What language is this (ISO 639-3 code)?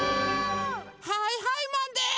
jpn